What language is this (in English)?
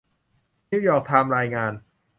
Thai